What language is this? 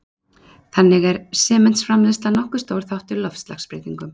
Icelandic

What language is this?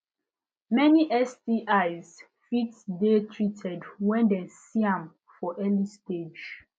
Nigerian Pidgin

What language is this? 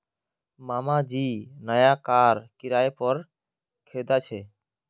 Magahi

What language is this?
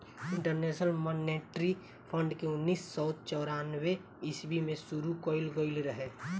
Bhojpuri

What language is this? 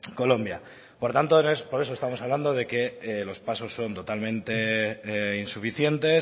Spanish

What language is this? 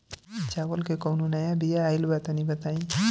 Bhojpuri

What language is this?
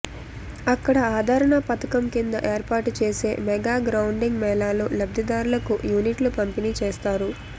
Telugu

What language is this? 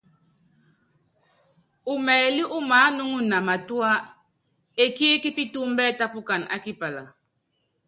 Yangben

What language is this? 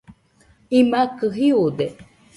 Nüpode Huitoto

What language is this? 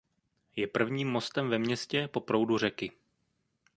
Czech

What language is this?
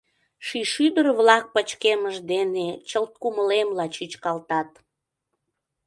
Mari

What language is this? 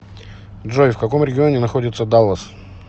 Russian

